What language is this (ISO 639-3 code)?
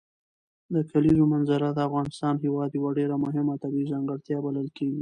pus